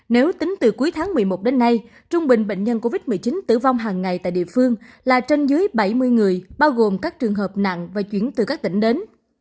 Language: Vietnamese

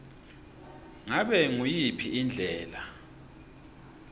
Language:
Swati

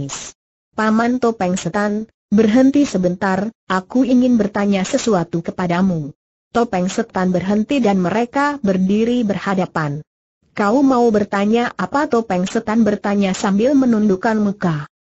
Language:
Indonesian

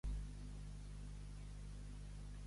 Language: Catalan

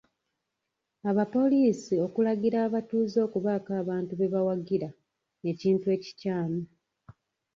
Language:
Ganda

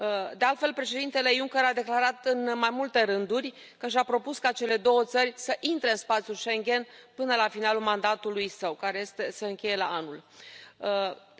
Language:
Romanian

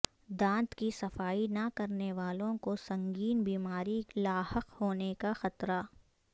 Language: Urdu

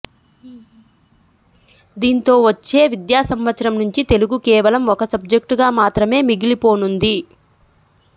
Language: Telugu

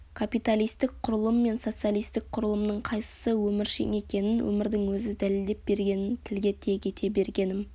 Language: Kazakh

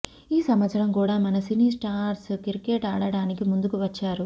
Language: Telugu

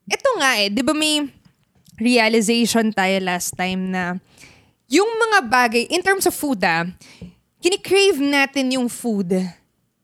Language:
Filipino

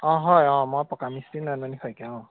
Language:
Assamese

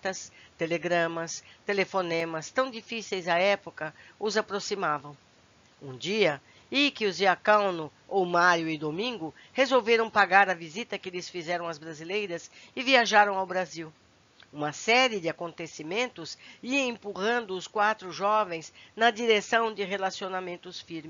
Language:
Portuguese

